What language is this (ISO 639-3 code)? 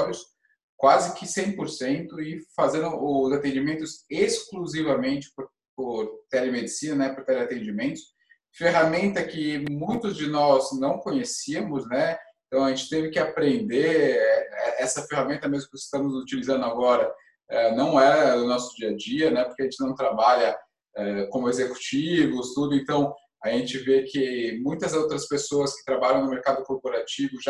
por